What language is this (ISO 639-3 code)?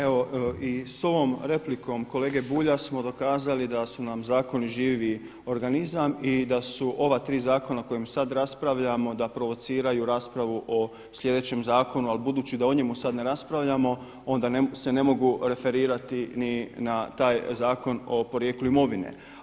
hrv